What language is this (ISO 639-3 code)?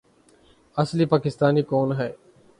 urd